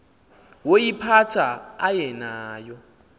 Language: Xhosa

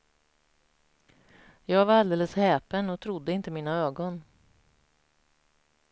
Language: Swedish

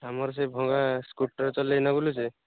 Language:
Odia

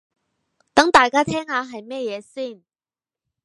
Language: Cantonese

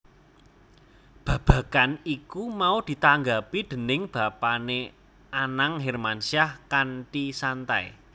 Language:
Javanese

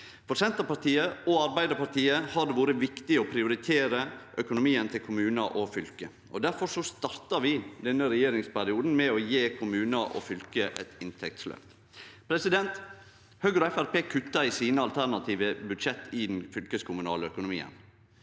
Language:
Norwegian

